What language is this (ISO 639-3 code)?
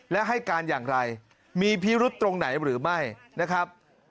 tha